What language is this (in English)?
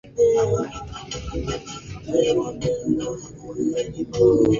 Swahili